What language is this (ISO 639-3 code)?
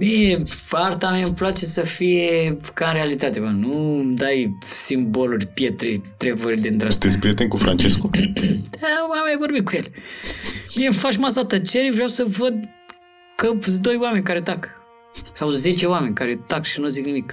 ron